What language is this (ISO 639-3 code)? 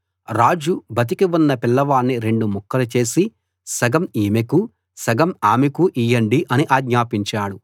tel